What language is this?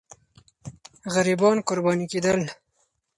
Pashto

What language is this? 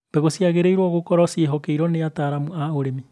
Kikuyu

